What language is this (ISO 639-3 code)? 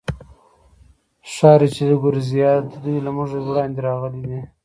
pus